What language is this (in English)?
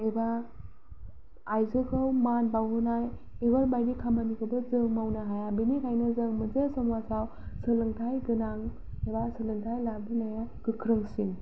Bodo